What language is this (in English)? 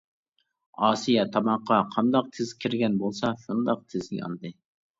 Uyghur